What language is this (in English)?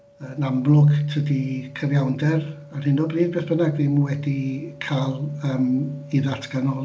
Welsh